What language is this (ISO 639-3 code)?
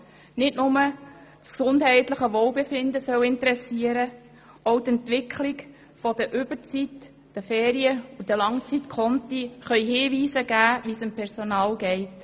gsw